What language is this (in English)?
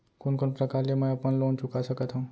Chhattisgarhi